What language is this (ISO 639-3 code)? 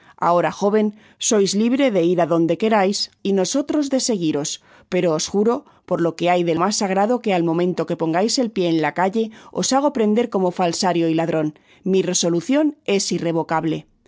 spa